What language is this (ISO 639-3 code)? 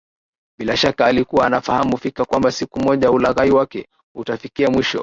swa